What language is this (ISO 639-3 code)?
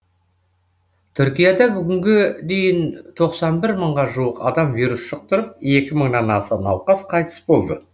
kaz